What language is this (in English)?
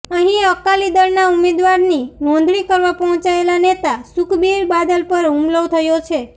Gujarati